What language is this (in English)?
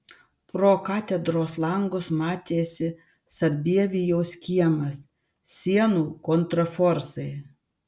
Lithuanian